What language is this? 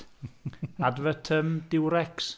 Welsh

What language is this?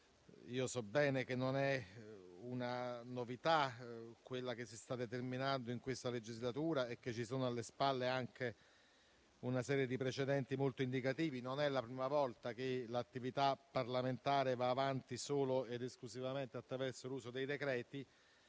Italian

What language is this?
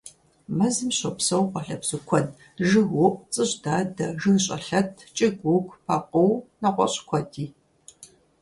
Kabardian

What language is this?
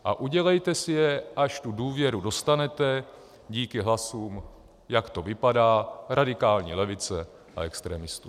Czech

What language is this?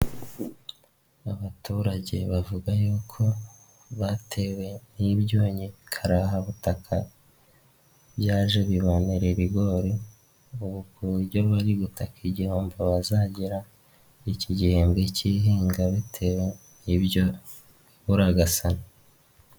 Kinyarwanda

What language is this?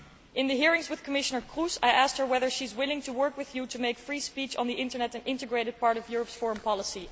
English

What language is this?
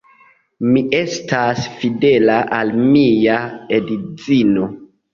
Esperanto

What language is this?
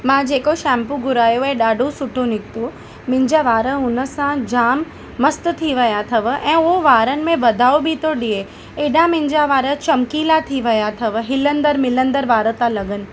Sindhi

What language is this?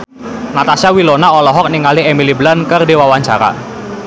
Sundanese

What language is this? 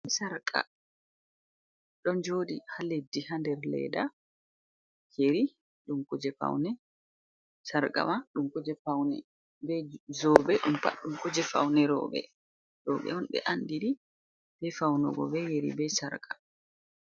Fula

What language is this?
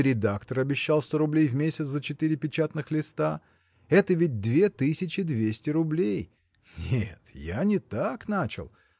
Russian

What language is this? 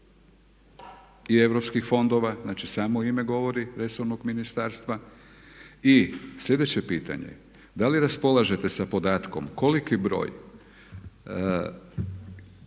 Croatian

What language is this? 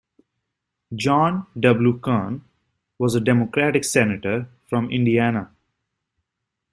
English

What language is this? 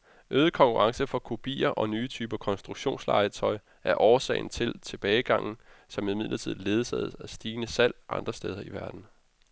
Danish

